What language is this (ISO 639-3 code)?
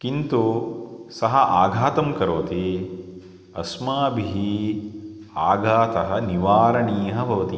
san